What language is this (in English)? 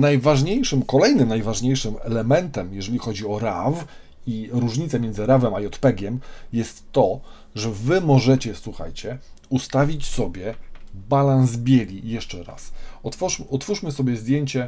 Polish